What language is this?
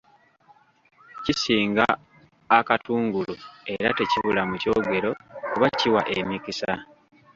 Ganda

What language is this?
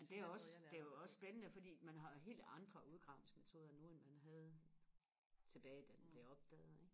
Danish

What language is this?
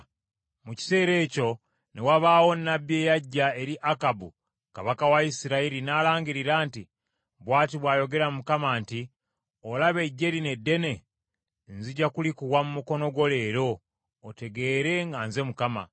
Ganda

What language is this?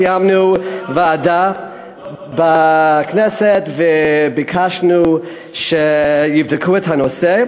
Hebrew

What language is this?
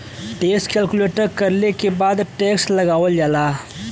Bhojpuri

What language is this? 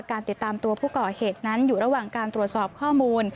Thai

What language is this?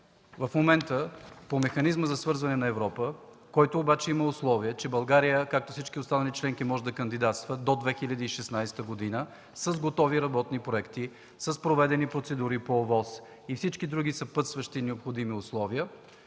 Bulgarian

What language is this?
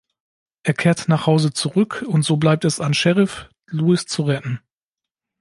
German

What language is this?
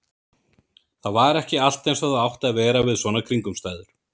Icelandic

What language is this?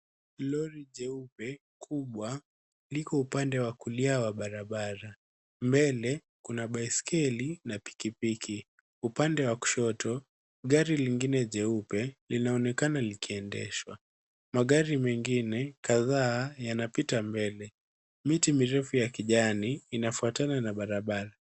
Swahili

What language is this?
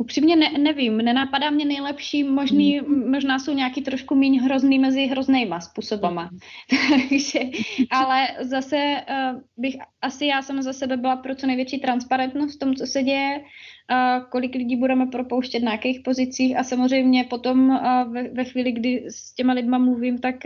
Czech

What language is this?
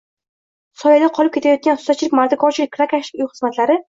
Uzbek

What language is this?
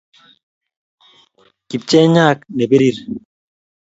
Kalenjin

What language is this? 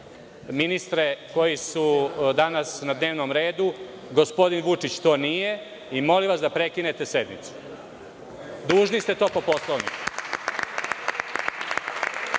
Serbian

